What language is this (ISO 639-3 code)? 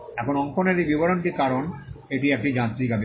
ben